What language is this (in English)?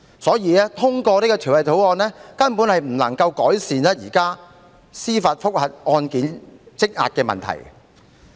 Cantonese